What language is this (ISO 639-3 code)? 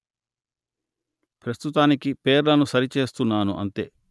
tel